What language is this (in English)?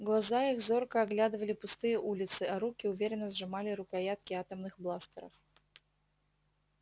Russian